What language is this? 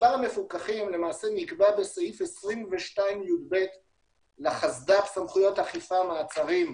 Hebrew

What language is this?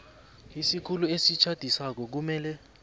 South Ndebele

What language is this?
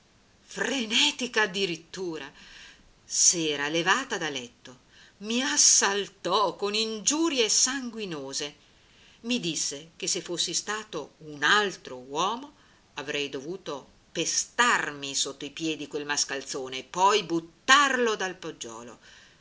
Italian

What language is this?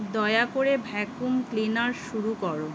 Bangla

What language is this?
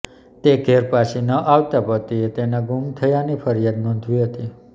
Gujarati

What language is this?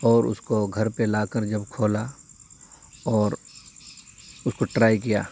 Urdu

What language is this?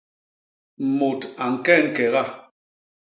Basaa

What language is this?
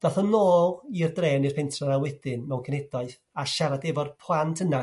Welsh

